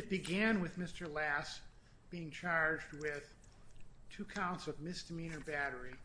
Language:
English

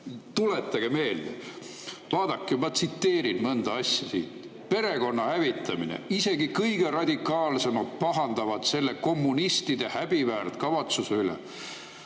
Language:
Estonian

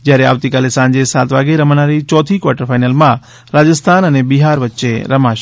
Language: Gujarati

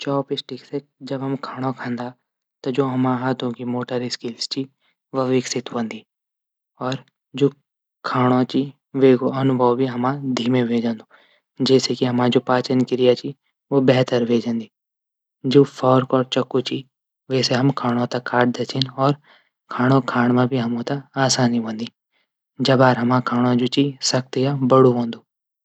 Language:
Garhwali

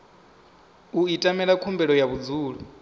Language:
Venda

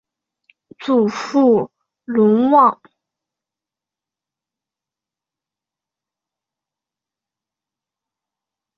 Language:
Chinese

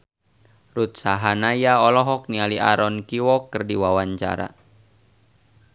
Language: Sundanese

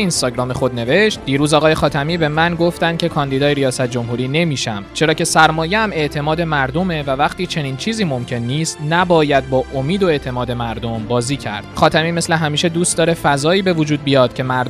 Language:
Persian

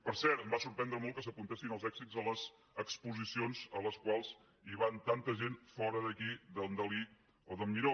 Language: Catalan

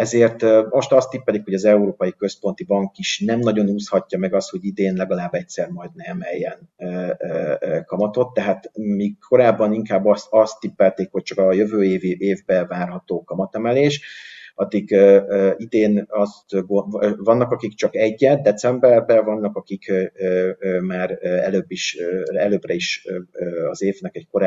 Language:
Hungarian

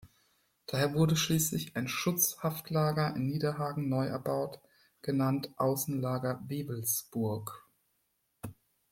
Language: German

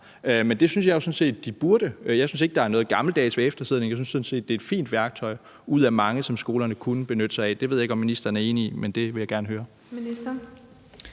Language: Danish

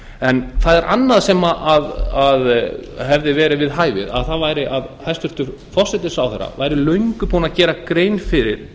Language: Icelandic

